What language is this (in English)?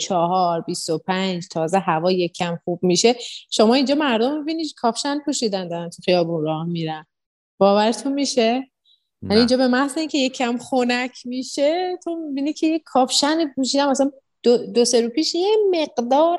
Persian